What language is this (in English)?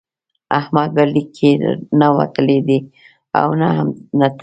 Pashto